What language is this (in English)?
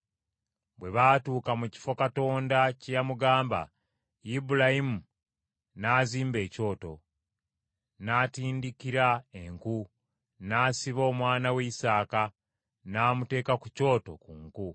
Ganda